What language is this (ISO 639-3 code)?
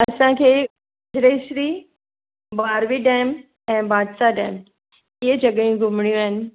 snd